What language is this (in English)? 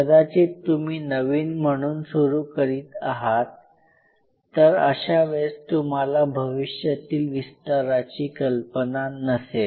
Marathi